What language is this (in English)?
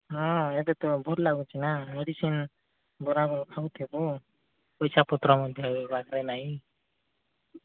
Odia